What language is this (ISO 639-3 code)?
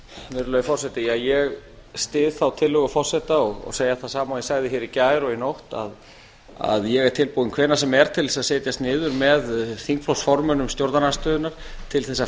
isl